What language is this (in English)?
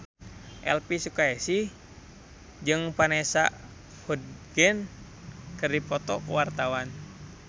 Sundanese